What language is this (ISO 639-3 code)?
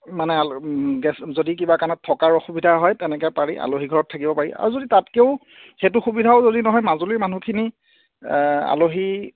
asm